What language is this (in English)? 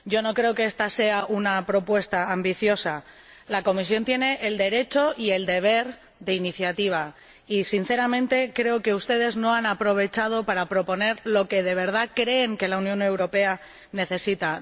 Spanish